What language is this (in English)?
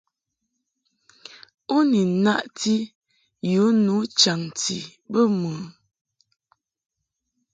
Mungaka